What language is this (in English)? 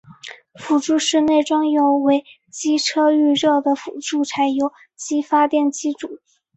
Chinese